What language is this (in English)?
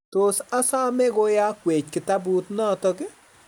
Kalenjin